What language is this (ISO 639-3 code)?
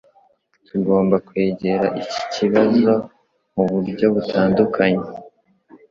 kin